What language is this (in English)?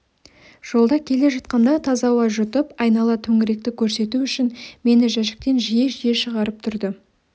Kazakh